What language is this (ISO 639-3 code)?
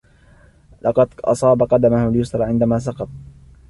ara